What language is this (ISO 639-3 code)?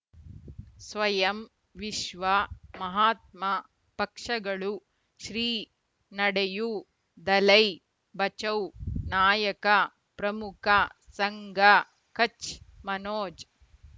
kan